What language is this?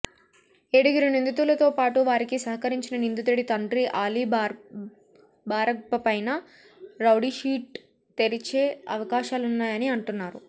Telugu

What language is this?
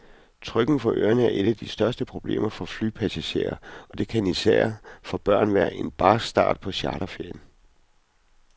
Danish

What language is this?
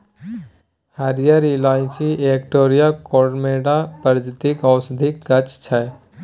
Maithili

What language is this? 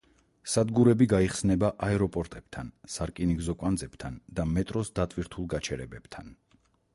Georgian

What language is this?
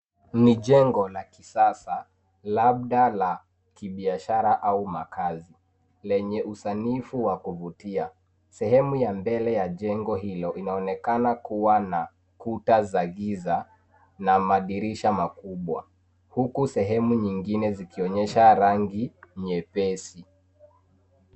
Swahili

